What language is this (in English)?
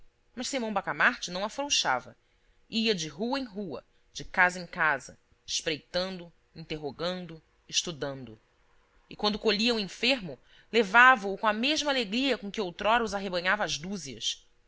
Portuguese